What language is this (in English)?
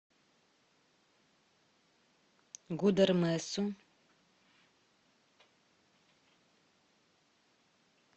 Russian